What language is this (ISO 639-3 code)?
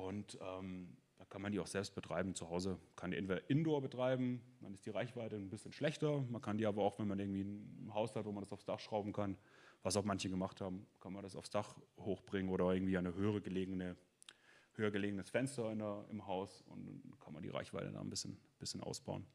deu